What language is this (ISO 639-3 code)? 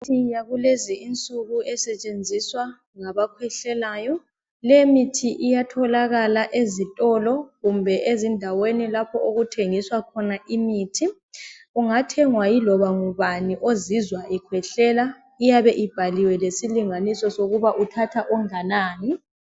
nde